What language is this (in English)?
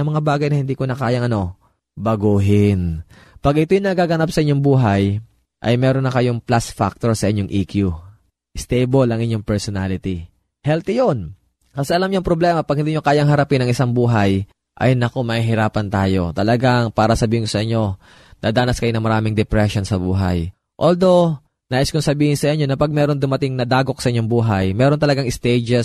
Filipino